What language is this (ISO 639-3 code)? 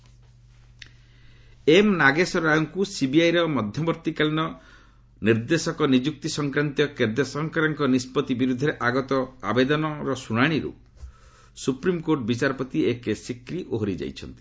ori